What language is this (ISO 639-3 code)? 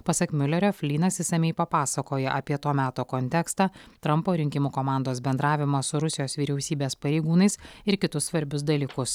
lit